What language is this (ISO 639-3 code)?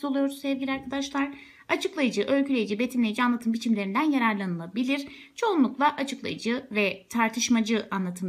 tur